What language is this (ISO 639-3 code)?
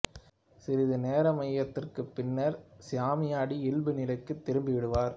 tam